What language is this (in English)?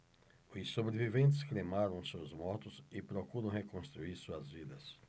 Portuguese